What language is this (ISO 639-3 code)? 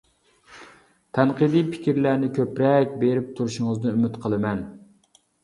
uig